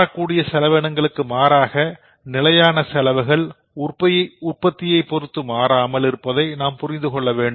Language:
Tamil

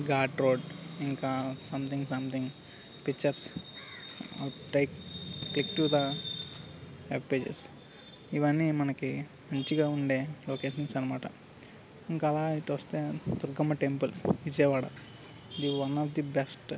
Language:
Telugu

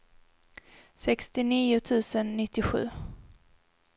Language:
Swedish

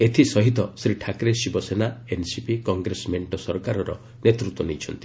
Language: Odia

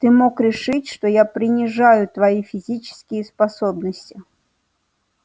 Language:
Russian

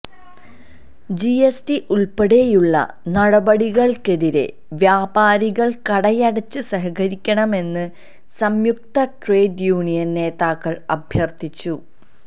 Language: Malayalam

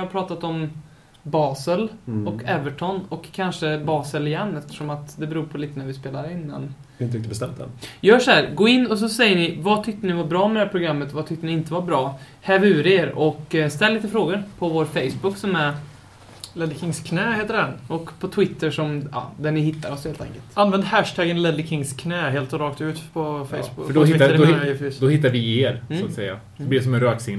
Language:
Swedish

